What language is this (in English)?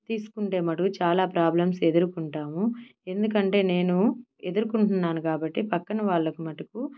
Telugu